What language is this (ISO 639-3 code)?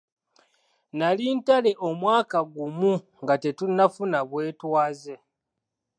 lug